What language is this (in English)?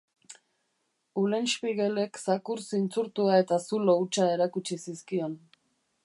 Basque